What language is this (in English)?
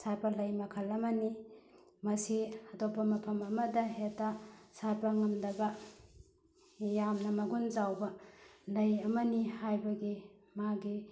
Manipuri